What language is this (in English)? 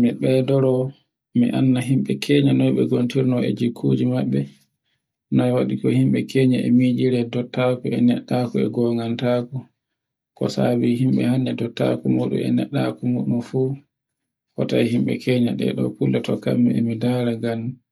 Borgu Fulfulde